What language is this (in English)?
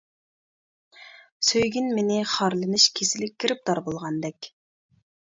Uyghur